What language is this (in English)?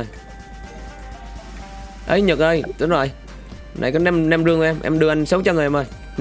Vietnamese